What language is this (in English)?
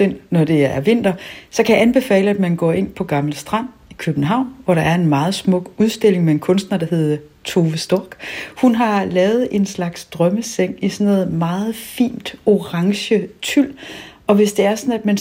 Danish